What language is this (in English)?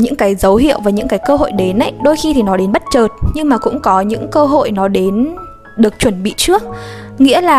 Vietnamese